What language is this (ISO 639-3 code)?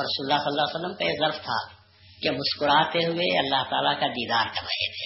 urd